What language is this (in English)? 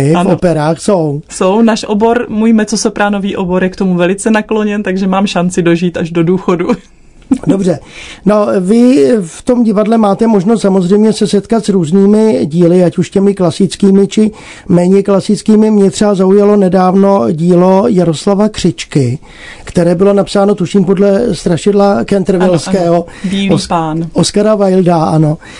Czech